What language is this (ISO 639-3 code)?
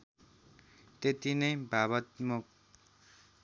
nep